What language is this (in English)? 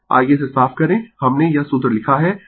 Hindi